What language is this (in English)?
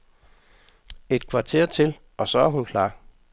Danish